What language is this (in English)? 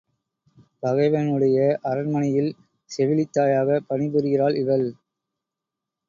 Tamil